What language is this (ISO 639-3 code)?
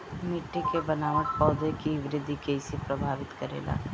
bho